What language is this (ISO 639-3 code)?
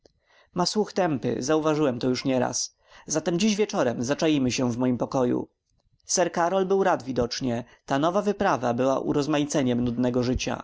pol